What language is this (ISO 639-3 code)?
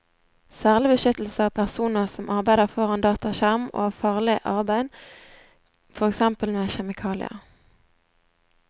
nor